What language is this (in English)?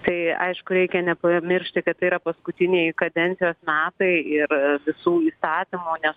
Lithuanian